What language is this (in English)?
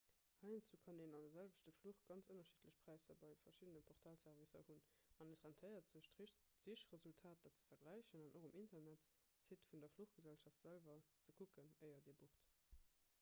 Luxembourgish